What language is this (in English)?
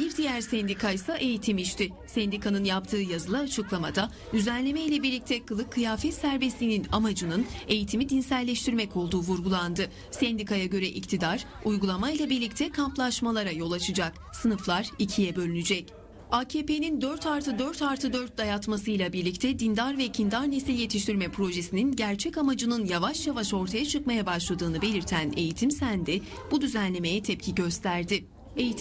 Turkish